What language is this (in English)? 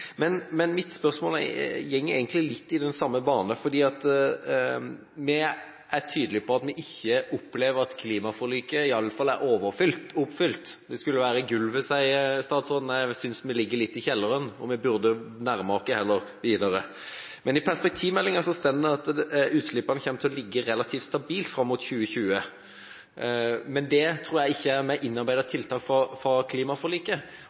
Norwegian Bokmål